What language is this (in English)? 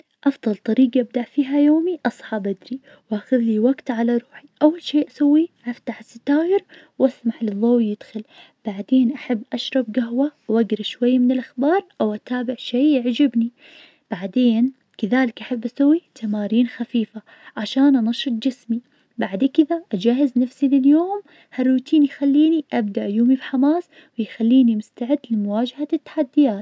Najdi Arabic